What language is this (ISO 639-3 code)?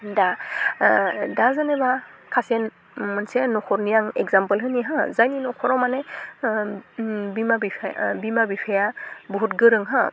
brx